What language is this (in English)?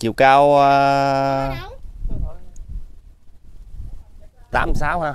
Vietnamese